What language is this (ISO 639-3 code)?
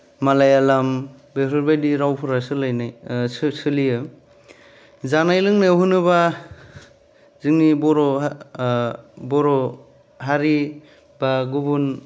brx